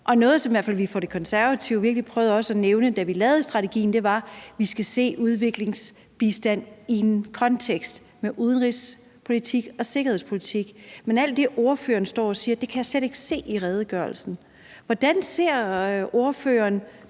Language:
Danish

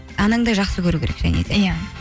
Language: Kazakh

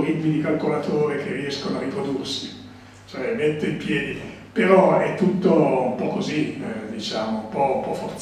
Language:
Italian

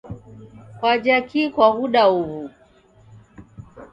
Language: Taita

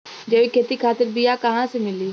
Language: Bhojpuri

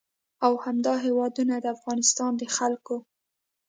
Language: Pashto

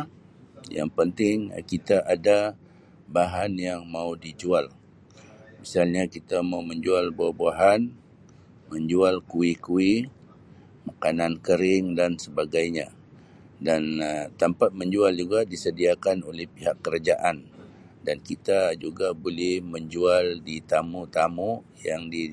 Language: Sabah Malay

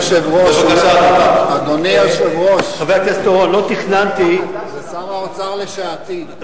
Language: Hebrew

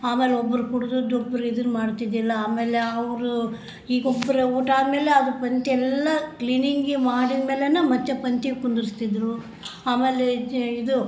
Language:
Kannada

